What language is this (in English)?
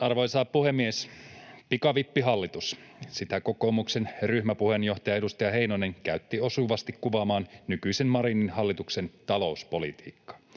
Finnish